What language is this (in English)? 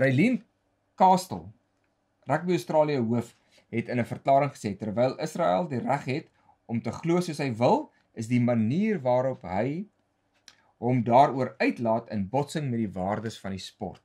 Dutch